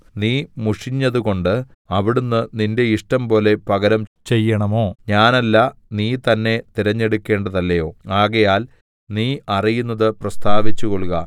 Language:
Malayalam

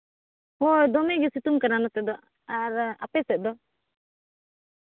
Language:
Santali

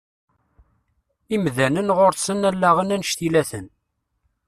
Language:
Kabyle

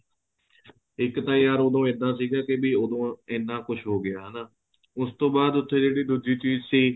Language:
Punjabi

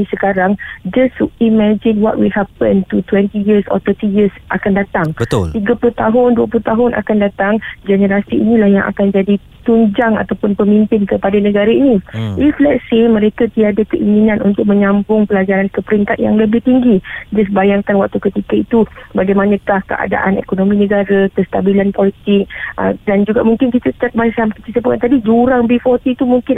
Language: Malay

